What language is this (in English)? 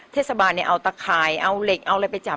Thai